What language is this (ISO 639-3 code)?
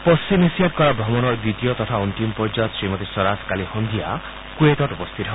asm